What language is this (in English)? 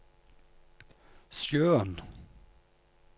Norwegian